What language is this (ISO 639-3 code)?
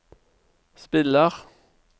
nor